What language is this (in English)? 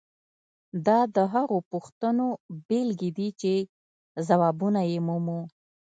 Pashto